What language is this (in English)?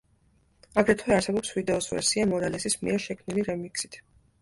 Georgian